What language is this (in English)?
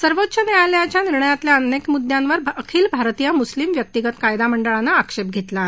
Marathi